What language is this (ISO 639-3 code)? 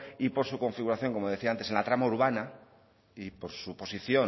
spa